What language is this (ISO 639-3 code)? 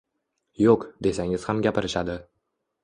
uzb